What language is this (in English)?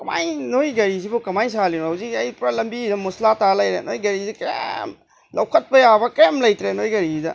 Manipuri